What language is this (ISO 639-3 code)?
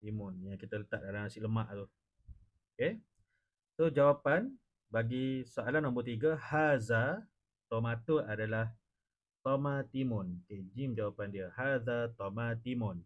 msa